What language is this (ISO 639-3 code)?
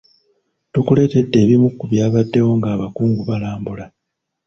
lug